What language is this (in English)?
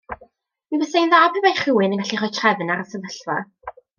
Welsh